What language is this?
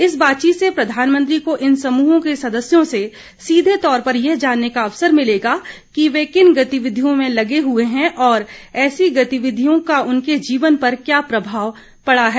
Hindi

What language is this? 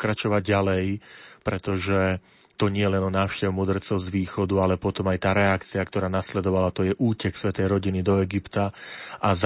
Slovak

